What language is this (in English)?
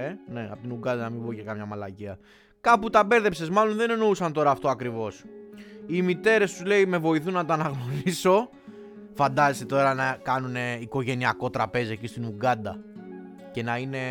Greek